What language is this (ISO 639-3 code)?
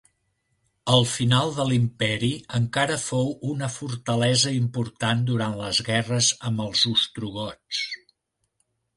cat